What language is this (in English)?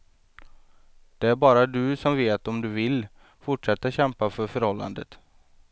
Swedish